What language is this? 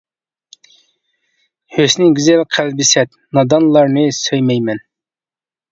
Uyghur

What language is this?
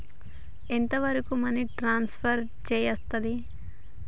Telugu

